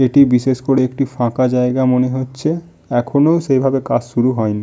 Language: Bangla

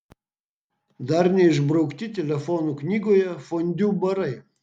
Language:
Lithuanian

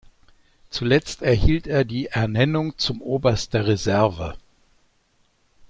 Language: German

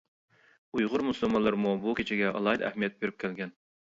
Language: Uyghur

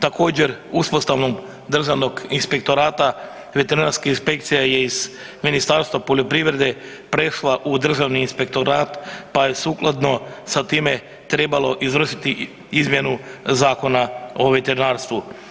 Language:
Croatian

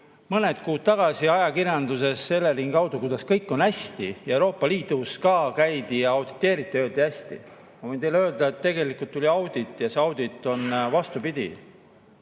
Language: Estonian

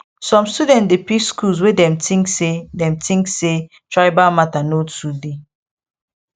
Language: Nigerian Pidgin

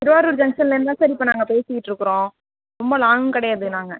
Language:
Tamil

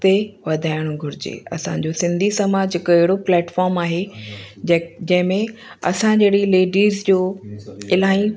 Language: Sindhi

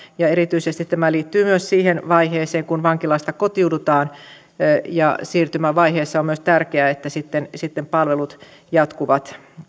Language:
Finnish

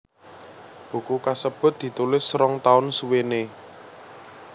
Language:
Javanese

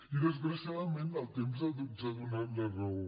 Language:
Catalan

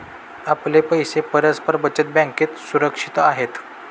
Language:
Marathi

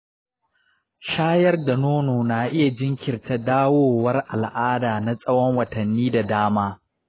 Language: Hausa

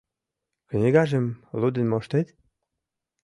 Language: Mari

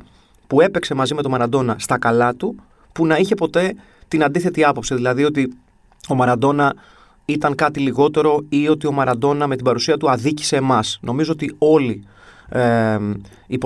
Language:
Greek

